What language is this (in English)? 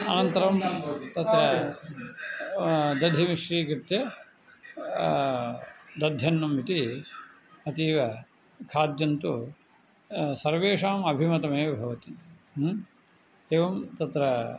Sanskrit